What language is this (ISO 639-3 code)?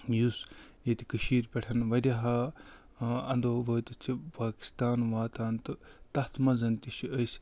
kas